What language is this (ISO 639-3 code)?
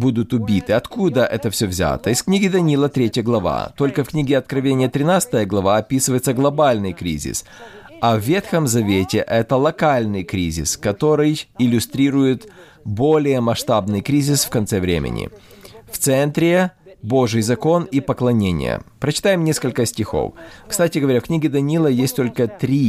rus